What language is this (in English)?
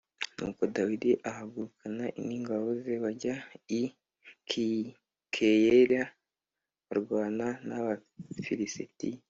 Kinyarwanda